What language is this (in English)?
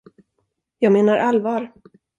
Swedish